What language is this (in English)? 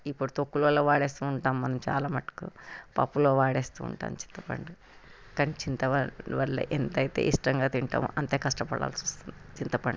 Telugu